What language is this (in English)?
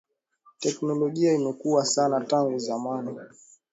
Swahili